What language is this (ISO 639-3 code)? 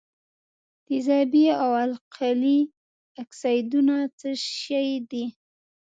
pus